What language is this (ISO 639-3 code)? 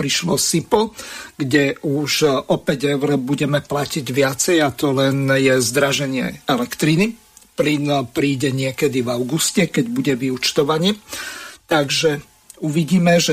slk